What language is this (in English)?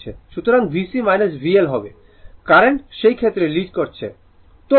Bangla